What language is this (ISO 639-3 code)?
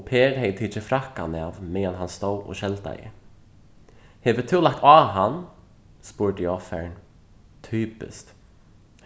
fao